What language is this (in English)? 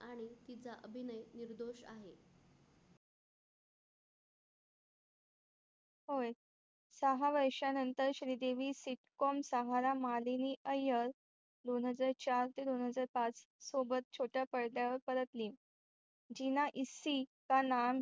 Marathi